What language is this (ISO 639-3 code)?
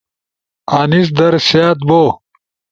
ush